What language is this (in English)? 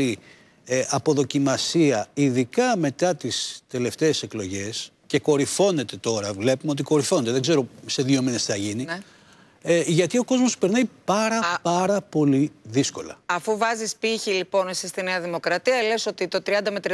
Greek